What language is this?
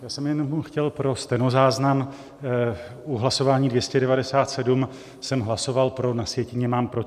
Czech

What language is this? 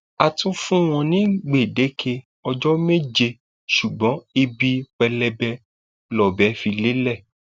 Yoruba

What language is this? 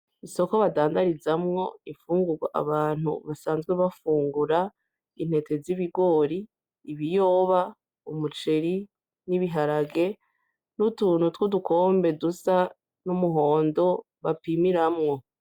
Rundi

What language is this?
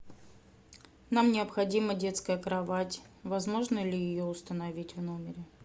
Russian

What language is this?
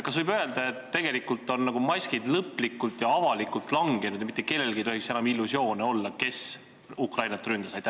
Estonian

